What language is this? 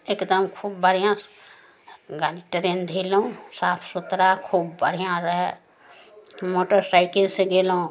Maithili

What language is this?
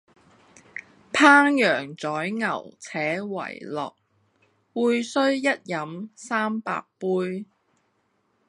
Cantonese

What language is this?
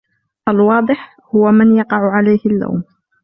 Arabic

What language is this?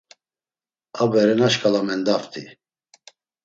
Laz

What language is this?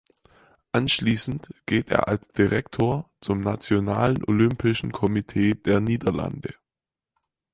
German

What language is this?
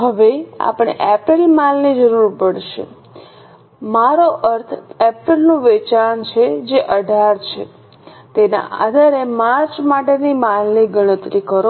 Gujarati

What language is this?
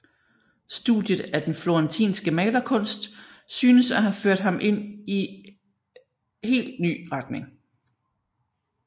Danish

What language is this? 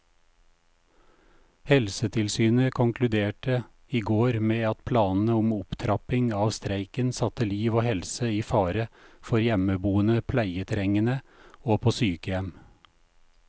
Norwegian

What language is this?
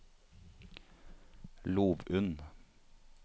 Norwegian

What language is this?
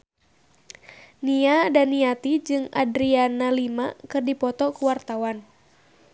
Sundanese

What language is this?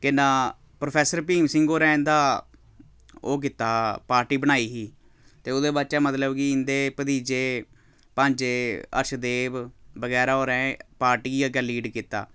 Dogri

